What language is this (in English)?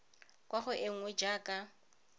Tswana